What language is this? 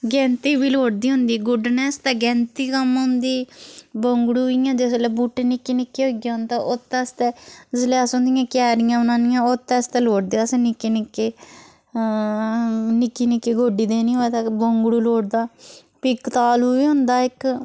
Dogri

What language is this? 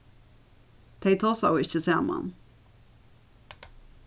Faroese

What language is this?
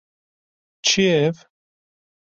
Kurdish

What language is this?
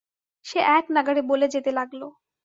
Bangla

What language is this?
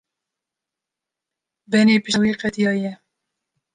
Kurdish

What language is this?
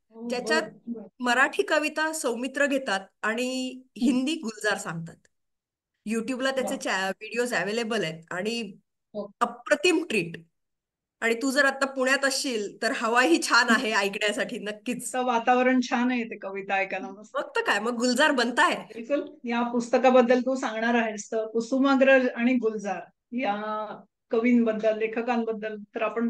Marathi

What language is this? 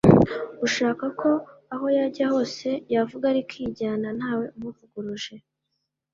Kinyarwanda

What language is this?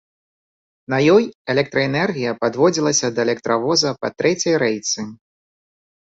Belarusian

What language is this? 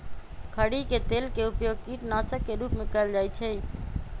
Magahi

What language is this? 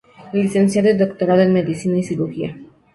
Spanish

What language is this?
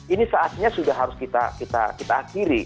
Indonesian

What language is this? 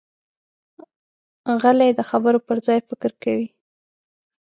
Pashto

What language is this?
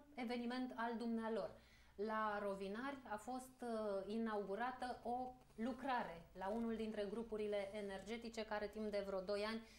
Romanian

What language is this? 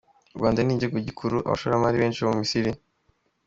Kinyarwanda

